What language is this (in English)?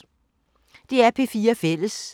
Danish